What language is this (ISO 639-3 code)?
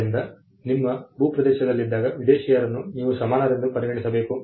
kan